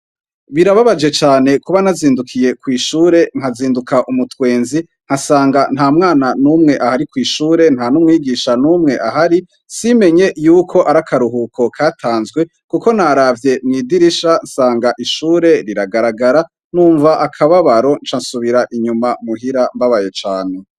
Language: Rundi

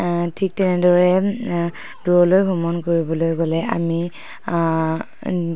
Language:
Assamese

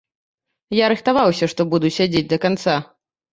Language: Belarusian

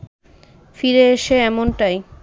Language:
Bangla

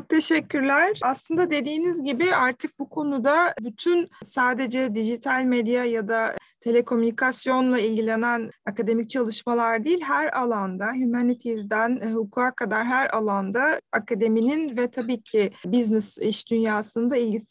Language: Turkish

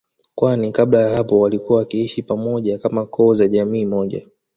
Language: Swahili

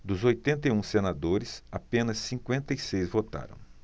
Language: Portuguese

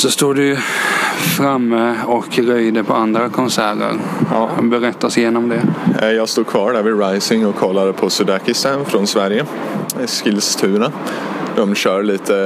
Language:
Swedish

